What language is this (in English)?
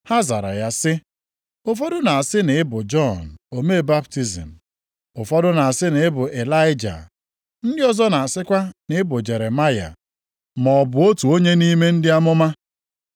Igbo